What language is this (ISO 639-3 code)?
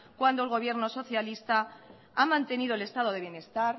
spa